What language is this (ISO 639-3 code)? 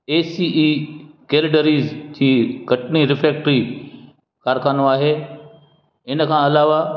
snd